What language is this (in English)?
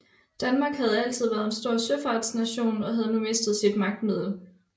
Danish